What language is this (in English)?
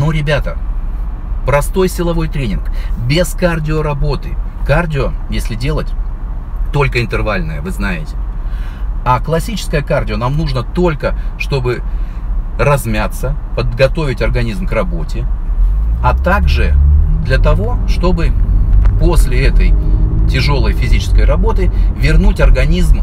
Russian